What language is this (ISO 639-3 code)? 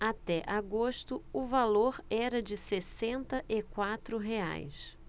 por